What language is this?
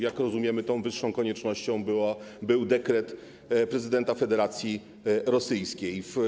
Polish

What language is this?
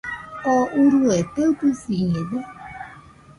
Nüpode Huitoto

